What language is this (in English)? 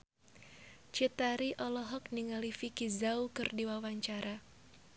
Sundanese